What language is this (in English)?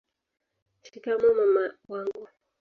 Swahili